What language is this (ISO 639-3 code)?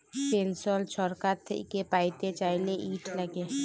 ben